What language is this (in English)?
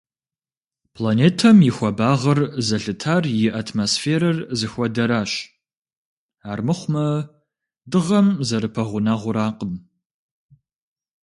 Kabardian